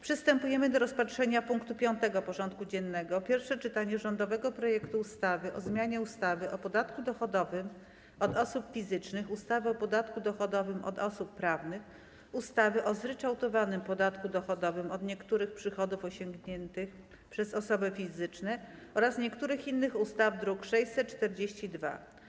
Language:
Polish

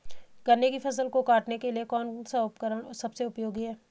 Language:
Hindi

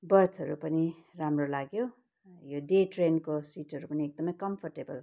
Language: Nepali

